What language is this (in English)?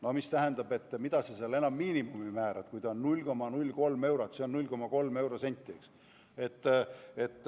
Estonian